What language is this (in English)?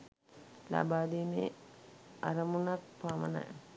Sinhala